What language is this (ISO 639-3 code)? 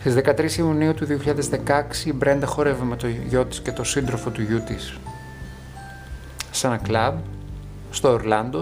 ell